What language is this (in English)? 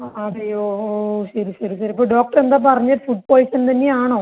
Malayalam